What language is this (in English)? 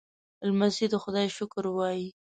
Pashto